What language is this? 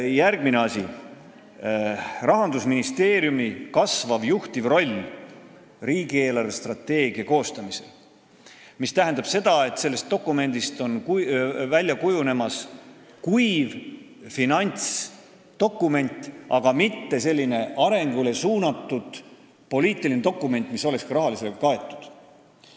Estonian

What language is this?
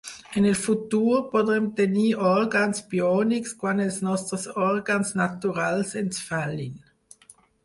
Catalan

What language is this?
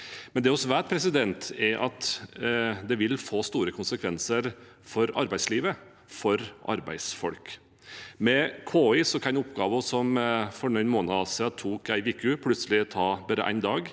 Norwegian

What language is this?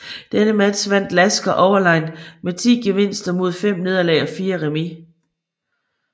Danish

